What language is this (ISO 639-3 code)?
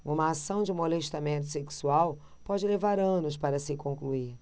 por